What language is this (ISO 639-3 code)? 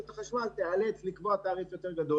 heb